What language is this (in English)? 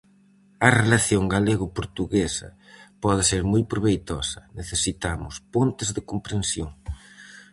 Galician